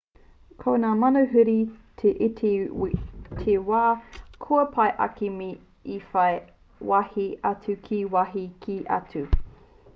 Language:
Māori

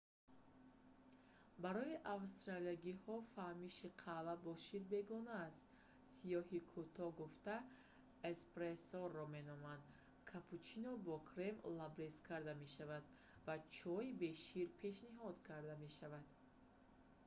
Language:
Tajik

